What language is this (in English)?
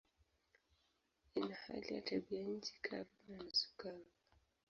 Swahili